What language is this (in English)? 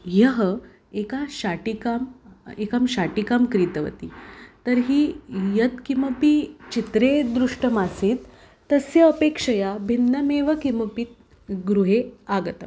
Sanskrit